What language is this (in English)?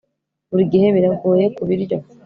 Kinyarwanda